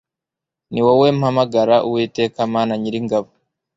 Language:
Kinyarwanda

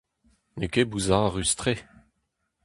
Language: Breton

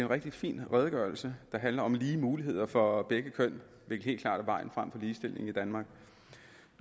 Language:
Danish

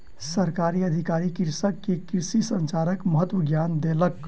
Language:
Maithili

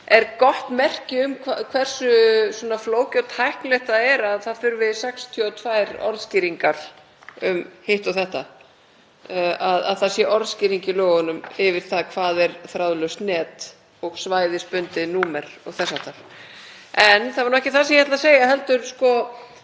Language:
Icelandic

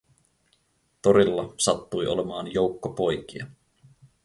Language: Finnish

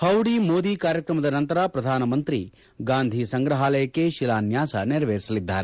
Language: Kannada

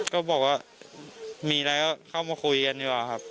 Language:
Thai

